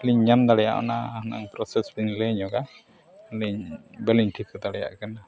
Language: Santali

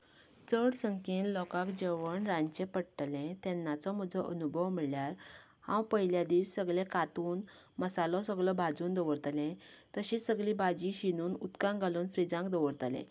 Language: Konkani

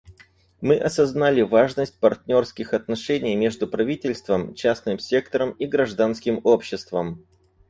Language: Russian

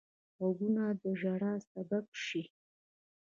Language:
Pashto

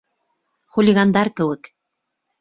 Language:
Bashkir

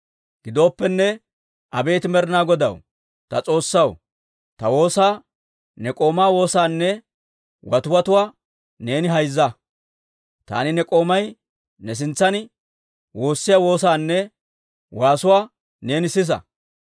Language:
Dawro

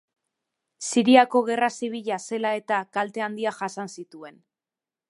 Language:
Basque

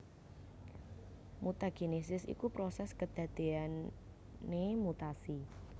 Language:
Javanese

